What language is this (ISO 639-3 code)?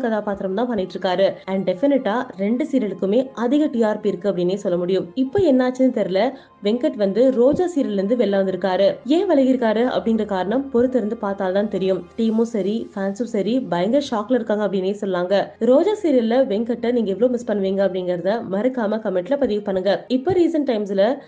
tam